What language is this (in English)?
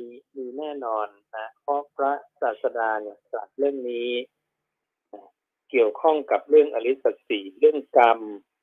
Thai